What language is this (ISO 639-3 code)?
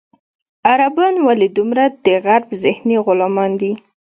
pus